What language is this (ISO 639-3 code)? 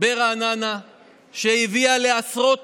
heb